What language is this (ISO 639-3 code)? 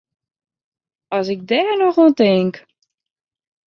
fry